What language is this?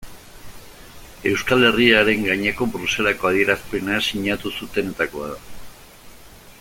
Basque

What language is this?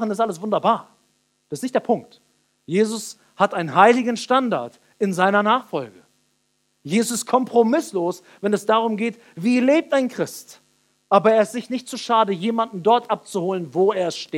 German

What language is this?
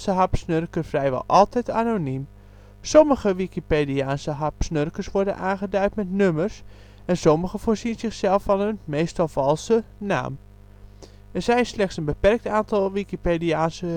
Dutch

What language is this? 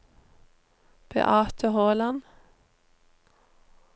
Norwegian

